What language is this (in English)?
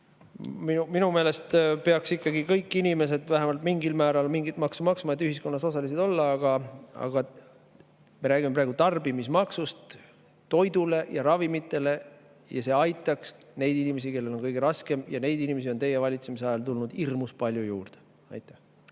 Estonian